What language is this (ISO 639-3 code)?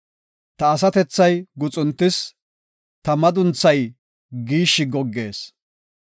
gof